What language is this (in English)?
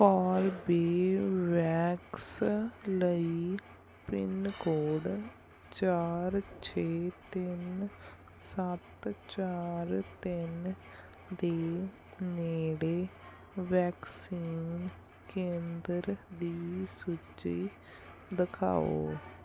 Punjabi